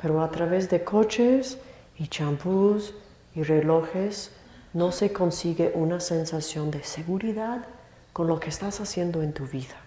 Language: Spanish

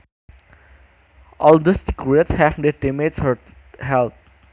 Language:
Javanese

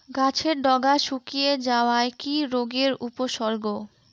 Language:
Bangla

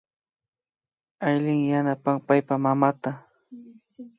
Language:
Imbabura Highland Quichua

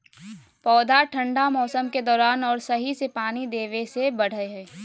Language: Magahi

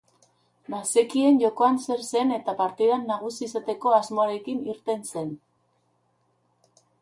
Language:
Basque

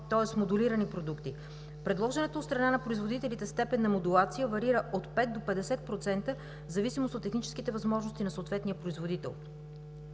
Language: Bulgarian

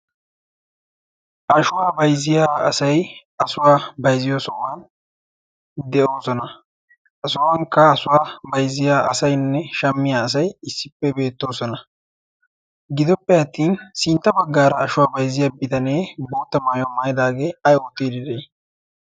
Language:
Wolaytta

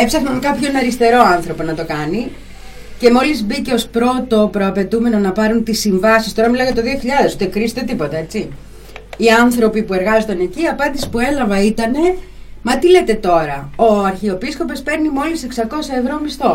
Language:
Greek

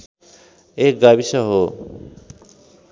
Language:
Nepali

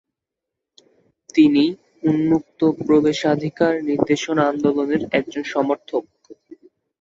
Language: Bangla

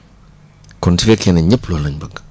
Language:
Wolof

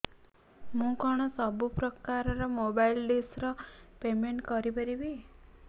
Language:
Odia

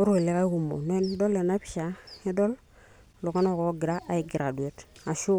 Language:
Masai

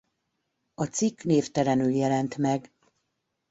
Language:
Hungarian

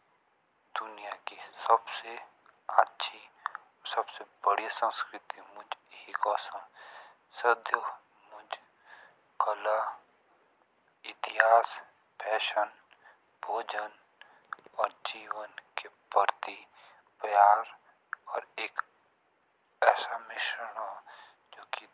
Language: Jaunsari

